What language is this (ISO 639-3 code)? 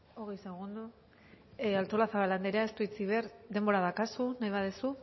eus